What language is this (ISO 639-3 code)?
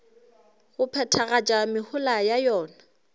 nso